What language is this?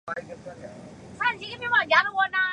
Chinese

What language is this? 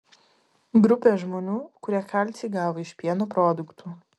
Lithuanian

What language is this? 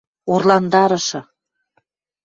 Western Mari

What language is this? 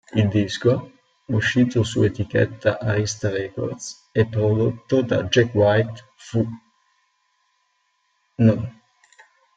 Italian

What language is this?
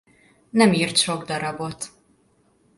Hungarian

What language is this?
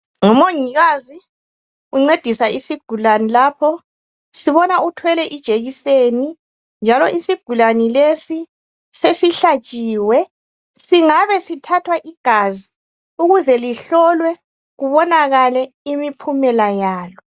North Ndebele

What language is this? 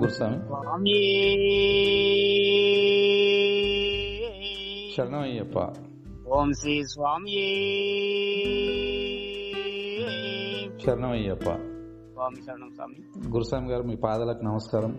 Telugu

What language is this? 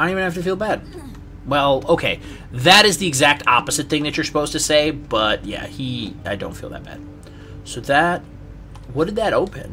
English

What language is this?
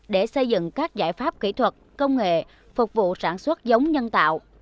Vietnamese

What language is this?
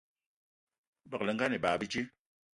Eton (Cameroon)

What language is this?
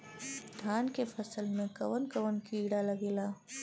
Bhojpuri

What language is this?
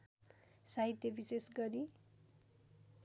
Nepali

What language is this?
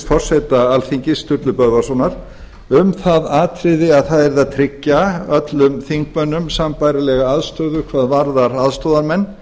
Icelandic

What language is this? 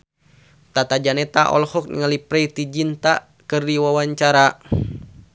Sundanese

